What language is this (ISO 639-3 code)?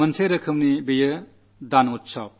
mal